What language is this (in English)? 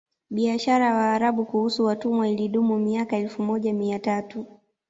Swahili